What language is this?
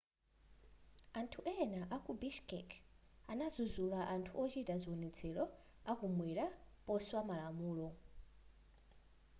Nyanja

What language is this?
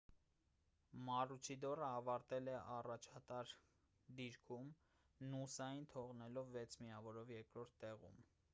Armenian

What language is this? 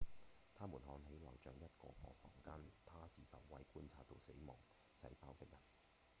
Cantonese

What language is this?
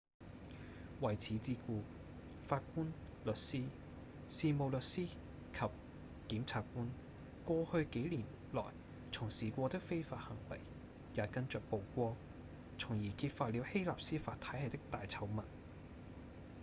Cantonese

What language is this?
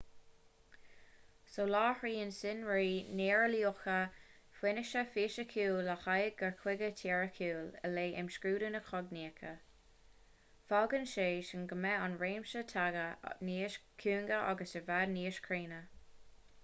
Irish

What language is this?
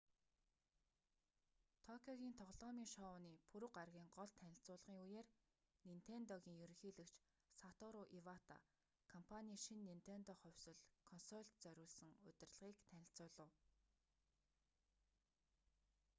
Mongolian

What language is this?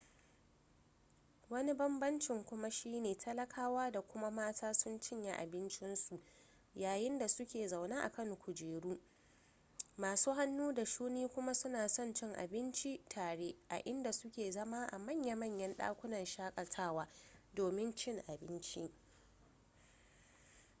Hausa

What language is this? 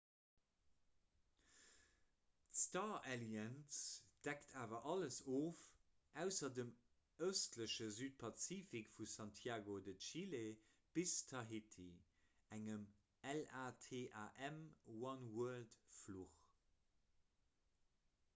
Luxembourgish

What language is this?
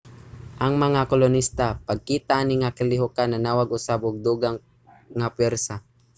Cebuano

